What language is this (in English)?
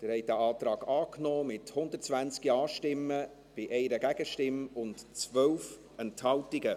Swiss German